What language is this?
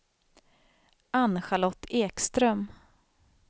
Swedish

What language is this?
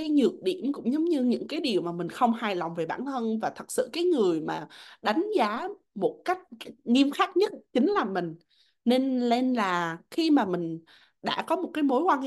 Vietnamese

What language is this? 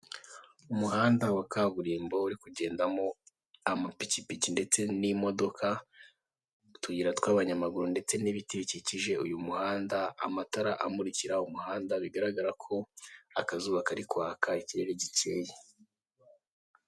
Kinyarwanda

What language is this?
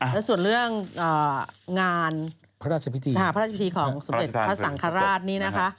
Thai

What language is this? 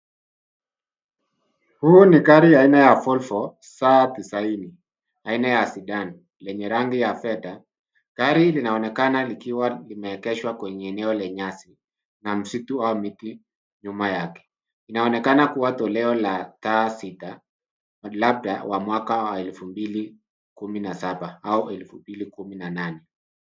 Swahili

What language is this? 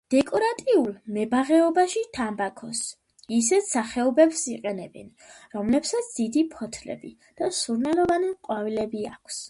Georgian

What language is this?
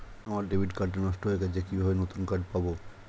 Bangla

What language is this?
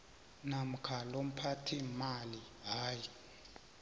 South Ndebele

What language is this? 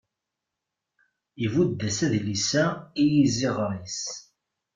Kabyle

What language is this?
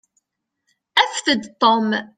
Kabyle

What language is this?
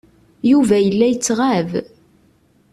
Kabyle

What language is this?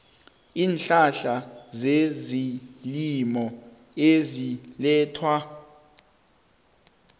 South Ndebele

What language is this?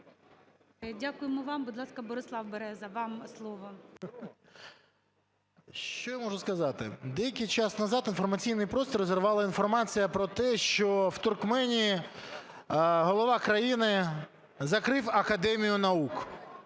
Ukrainian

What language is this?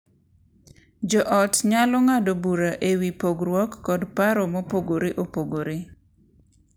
Luo (Kenya and Tanzania)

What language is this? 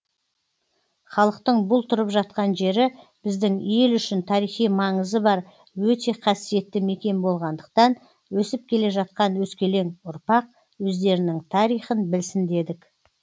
Kazakh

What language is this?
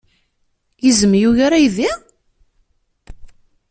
Kabyle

